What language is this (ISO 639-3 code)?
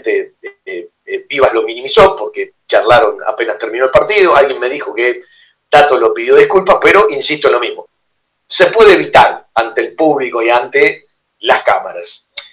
spa